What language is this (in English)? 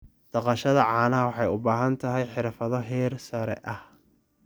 Somali